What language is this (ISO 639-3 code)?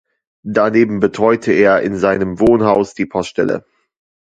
deu